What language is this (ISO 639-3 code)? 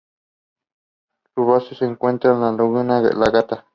spa